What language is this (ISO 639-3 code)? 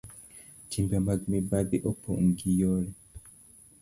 luo